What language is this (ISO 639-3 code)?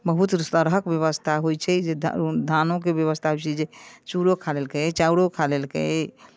mai